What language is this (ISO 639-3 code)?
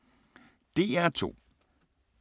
dan